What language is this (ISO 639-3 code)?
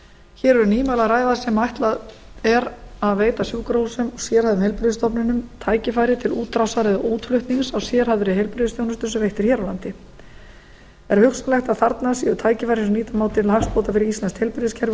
isl